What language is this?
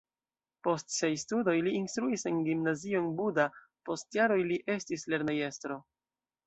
Esperanto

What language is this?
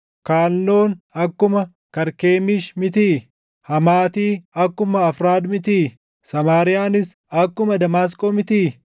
Oromo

